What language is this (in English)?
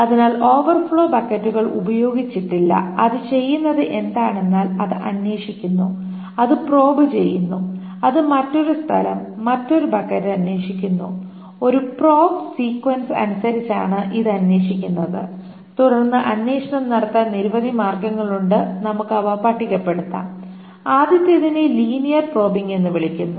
Malayalam